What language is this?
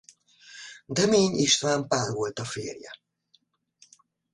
Hungarian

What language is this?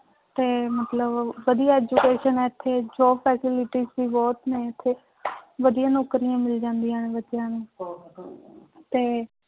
Punjabi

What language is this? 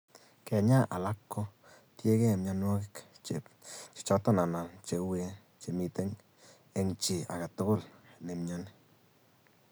Kalenjin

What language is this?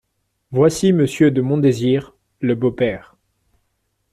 French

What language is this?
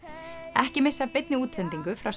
Icelandic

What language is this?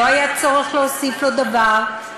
Hebrew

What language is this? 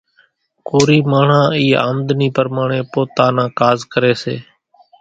Kachi Koli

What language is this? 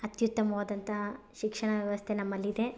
Kannada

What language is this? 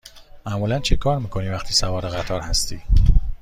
Persian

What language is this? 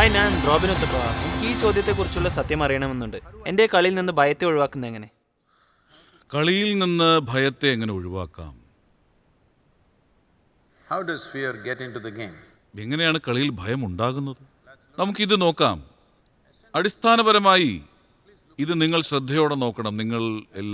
Turkish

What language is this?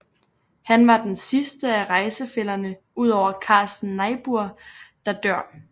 Danish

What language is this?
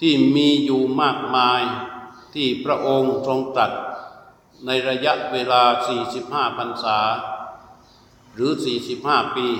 Thai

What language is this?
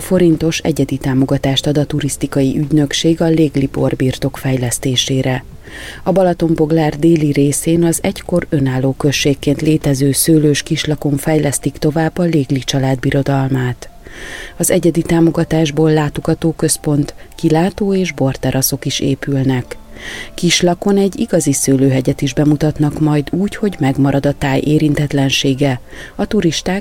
Hungarian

